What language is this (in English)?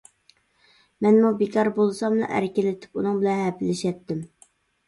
Uyghur